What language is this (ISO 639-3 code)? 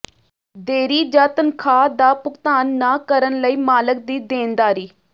pan